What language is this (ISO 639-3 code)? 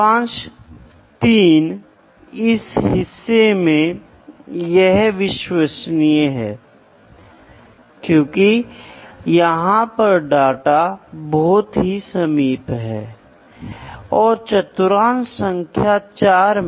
hin